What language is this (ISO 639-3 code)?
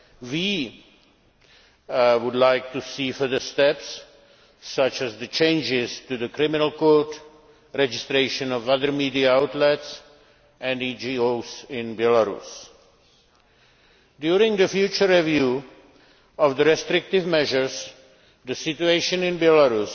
eng